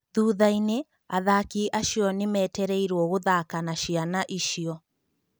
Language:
Kikuyu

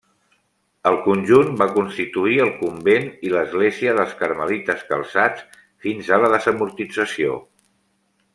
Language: Catalan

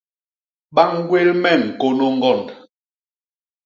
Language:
Basaa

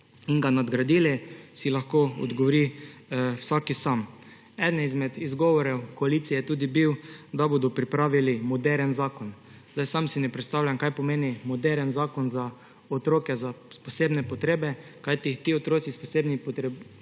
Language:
Slovenian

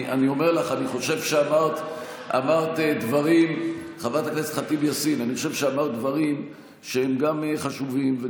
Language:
Hebrew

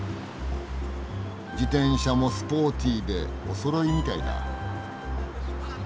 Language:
Japanese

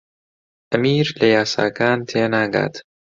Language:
Central Kurdish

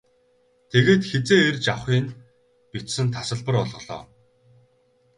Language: Mongolian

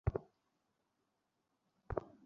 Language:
Bangla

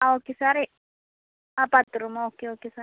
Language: Malayalam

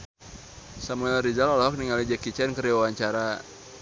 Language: Sundanese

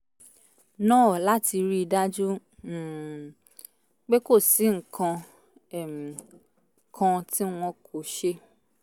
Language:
Yoruba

